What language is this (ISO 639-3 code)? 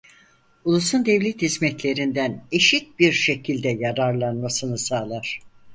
tur